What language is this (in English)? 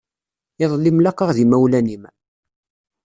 Kabyle